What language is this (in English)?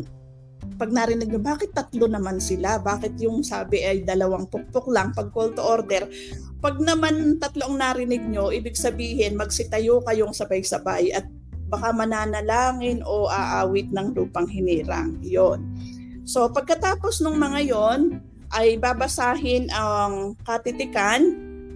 Filipino